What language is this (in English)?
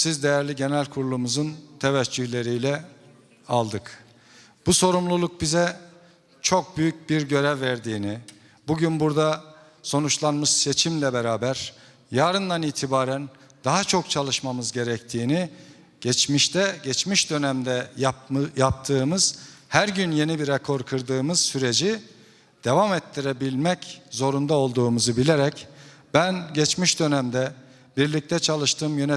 Turkish